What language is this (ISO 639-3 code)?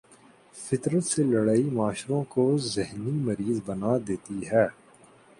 urd